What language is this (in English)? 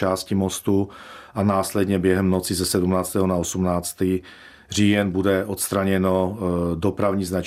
Czech